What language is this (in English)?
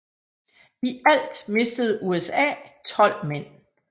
Danish